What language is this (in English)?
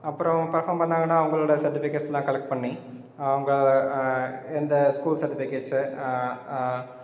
Tamil